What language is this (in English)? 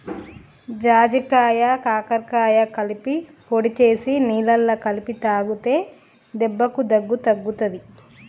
Telugu